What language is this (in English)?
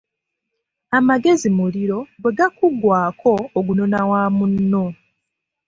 Ganda